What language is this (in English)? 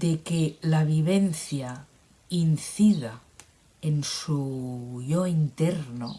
Spanish